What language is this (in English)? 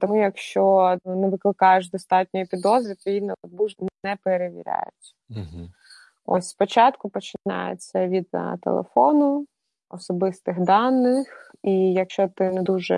Ukrainian